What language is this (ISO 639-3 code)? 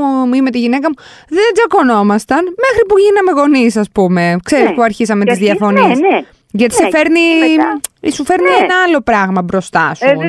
ell